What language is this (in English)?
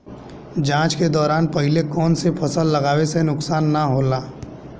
Bhojpuri